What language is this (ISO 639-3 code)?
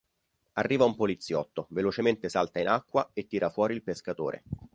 ita